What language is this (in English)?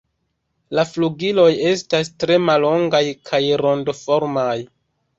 Esperanto